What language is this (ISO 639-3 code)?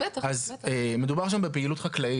heb